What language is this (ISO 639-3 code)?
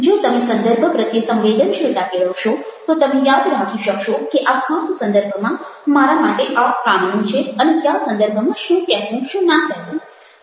guj